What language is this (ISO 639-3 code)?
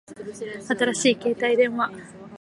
jpn